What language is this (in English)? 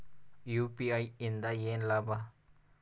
Kannada